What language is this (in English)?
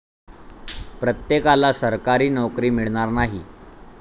Marathi